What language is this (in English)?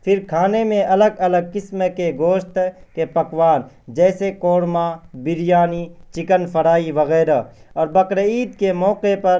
Urdu